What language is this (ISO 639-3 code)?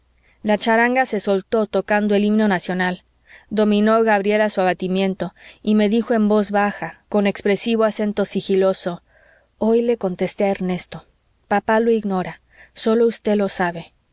spa